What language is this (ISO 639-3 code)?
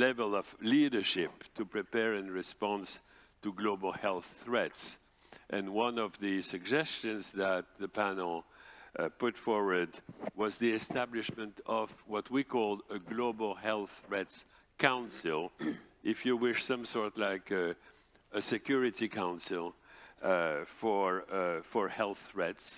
eng